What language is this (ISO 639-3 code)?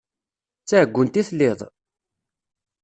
kab